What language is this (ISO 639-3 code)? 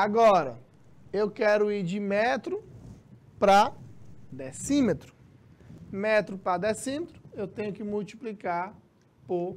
por